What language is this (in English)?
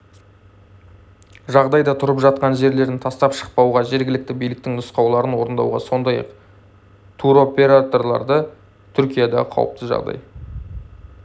Kazakh